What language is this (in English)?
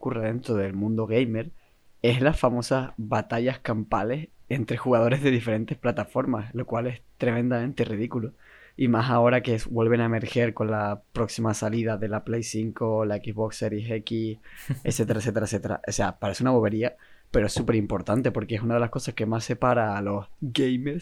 Spanish